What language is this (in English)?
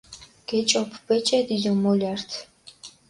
Mingrelian